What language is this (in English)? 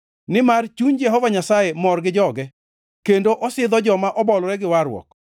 Luo (Kenya and Tanzania)